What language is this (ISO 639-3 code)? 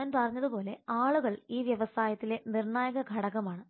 mal